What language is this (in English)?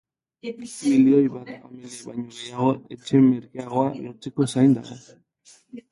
Basque